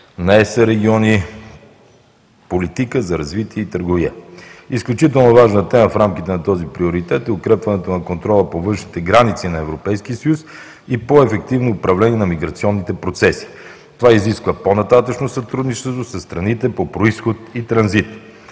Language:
Bulgarian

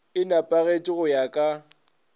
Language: Northern Sotho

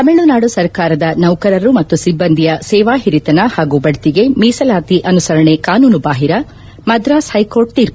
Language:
Kannada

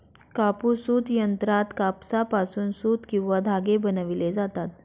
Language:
Marathi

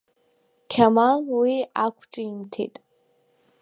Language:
Abkhazian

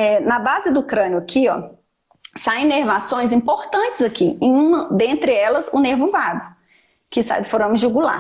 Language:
Portuguese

